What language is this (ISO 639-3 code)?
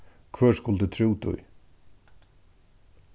fao